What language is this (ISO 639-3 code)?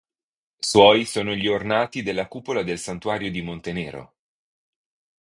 ita